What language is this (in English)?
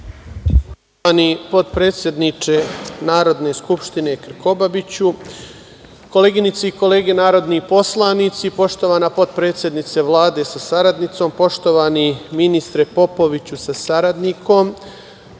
Serbian